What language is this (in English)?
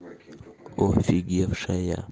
Russian